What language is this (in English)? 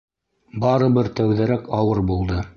Bashkir